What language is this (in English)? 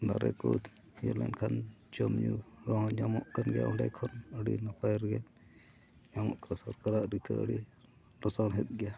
Santali